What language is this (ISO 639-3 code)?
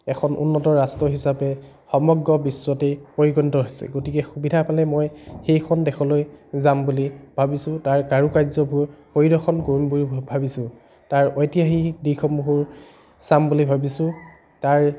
asm